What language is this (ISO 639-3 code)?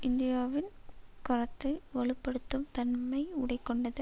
tam